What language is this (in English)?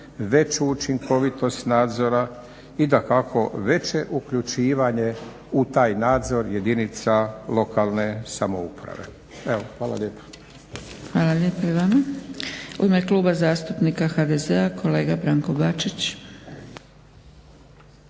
Croatian